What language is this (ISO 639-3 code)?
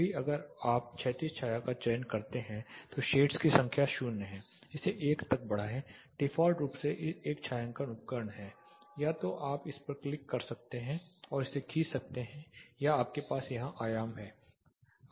hin